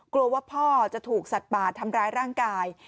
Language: Thai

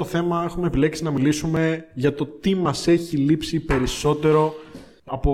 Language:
Greek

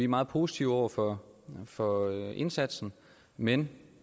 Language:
Danish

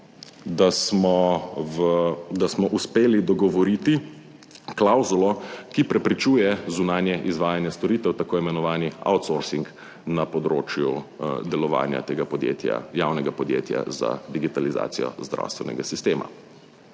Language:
Slovenian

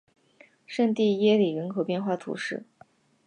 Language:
Chinese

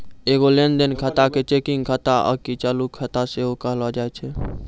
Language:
Maithili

